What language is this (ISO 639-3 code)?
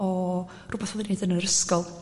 cym